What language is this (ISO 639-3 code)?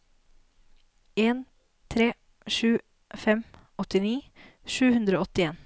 nor